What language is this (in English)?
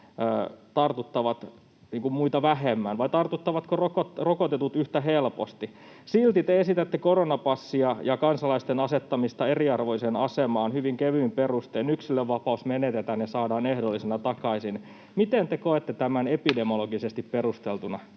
Finnish